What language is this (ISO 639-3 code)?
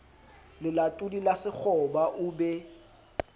sot